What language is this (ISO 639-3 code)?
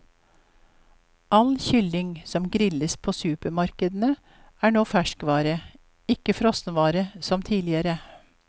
nor